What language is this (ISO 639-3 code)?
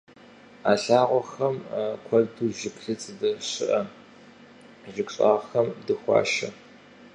kbd